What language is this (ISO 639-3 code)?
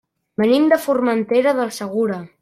cat